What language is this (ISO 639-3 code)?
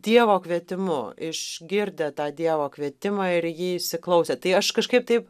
lit